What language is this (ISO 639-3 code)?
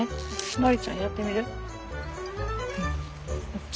jpn